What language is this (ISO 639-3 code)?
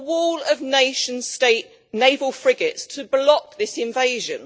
eng